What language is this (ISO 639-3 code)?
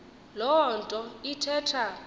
xho